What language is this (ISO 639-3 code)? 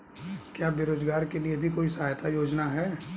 hin